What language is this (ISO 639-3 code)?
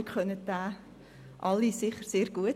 gsw